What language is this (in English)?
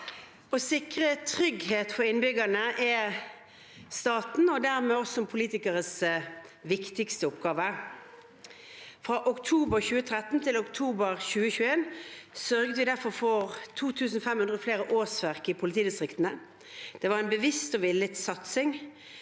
Norwegian